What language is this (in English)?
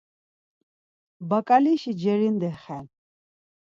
Laz